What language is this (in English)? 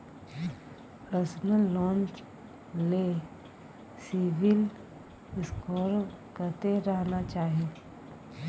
Maithili